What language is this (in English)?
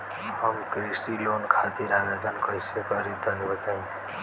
Bhojpuri